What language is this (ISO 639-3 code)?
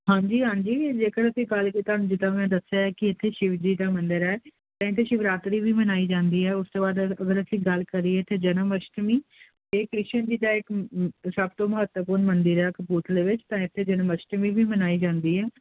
pan